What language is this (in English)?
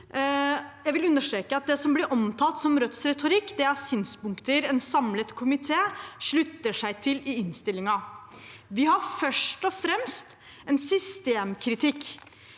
Norwegian